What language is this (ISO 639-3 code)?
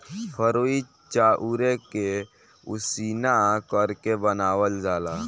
bho